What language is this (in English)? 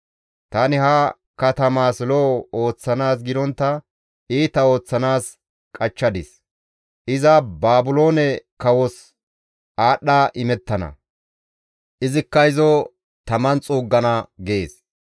Gamo